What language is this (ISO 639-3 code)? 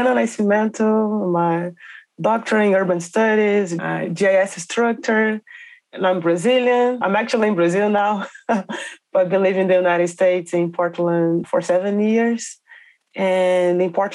eng